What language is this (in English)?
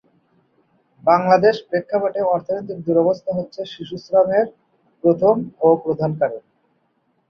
Bangla